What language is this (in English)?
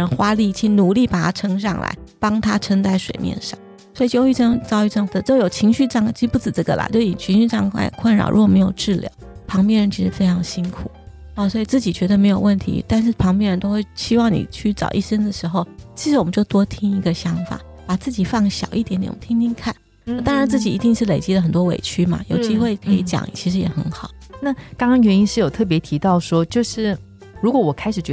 Chinese